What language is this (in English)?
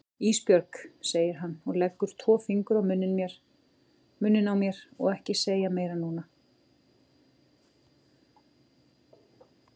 Icelandic